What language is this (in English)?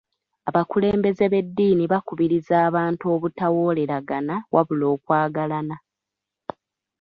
Ganda